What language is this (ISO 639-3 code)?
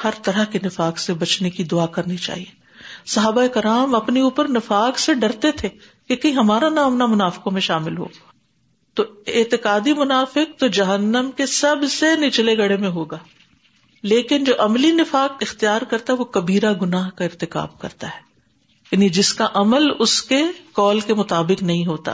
urd